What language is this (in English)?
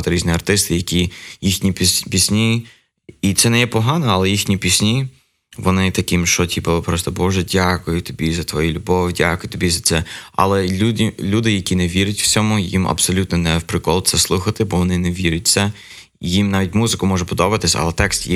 Ukrainian